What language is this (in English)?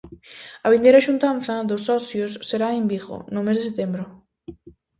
Galician